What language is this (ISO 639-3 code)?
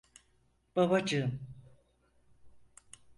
tur